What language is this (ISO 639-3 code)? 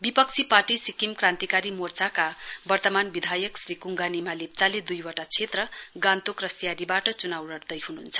nep